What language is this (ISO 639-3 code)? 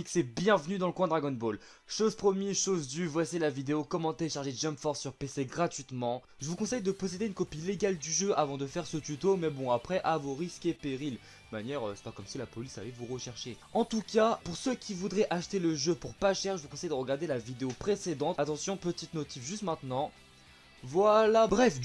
fra